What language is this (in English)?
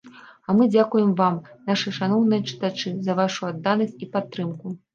Belarusian